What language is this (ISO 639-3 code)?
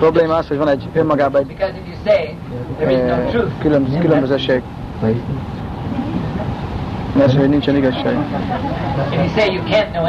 hun